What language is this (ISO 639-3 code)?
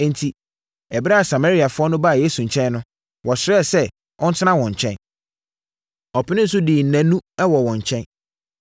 aka